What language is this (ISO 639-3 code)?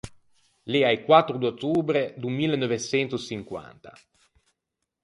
lij